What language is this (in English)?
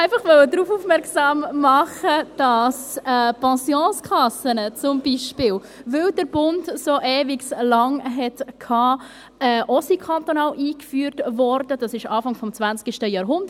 Swiss German